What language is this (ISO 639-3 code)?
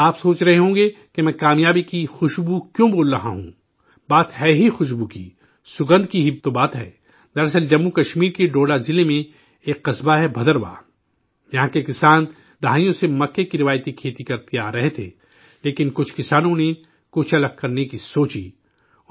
urd